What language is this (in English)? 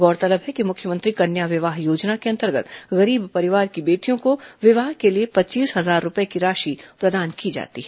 Hindi